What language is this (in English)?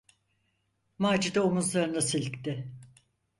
Turkish